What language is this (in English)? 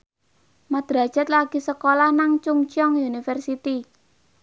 Javanese